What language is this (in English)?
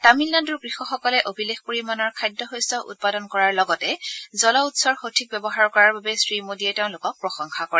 Assamese